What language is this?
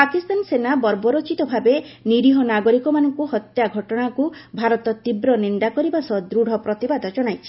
Odia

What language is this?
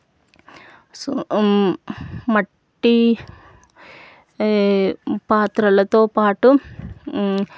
Telugu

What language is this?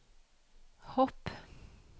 Norwegian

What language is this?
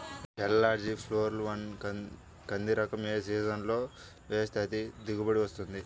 Telugu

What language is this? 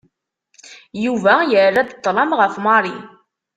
Kabyle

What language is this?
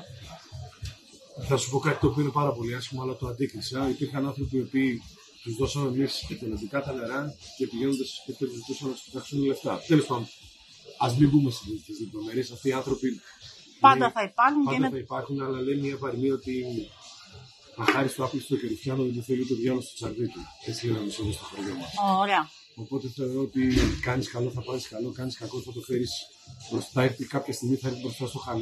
Greek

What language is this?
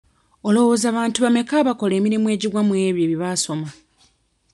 Ganda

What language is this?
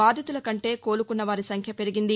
Telugu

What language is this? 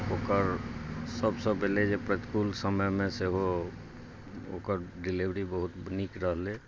Maithili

